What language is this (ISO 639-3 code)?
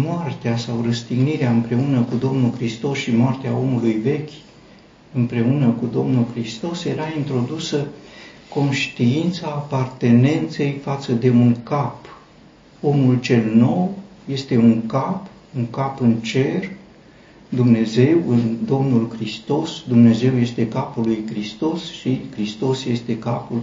ron